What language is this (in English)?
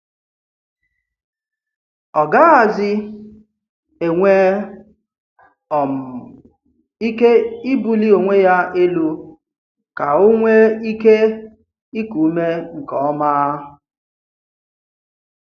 Igbo